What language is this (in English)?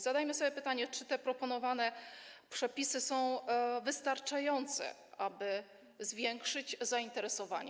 Polish